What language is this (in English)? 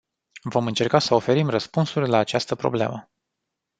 Romanian